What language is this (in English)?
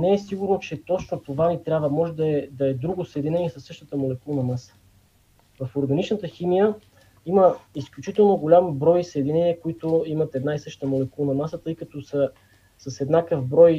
Bulgarian